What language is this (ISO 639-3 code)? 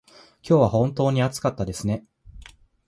jpn